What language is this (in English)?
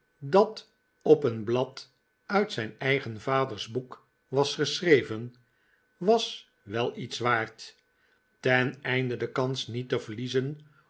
Dutch